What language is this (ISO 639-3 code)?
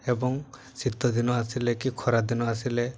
ori